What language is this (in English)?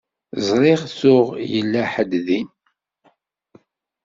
Kabyle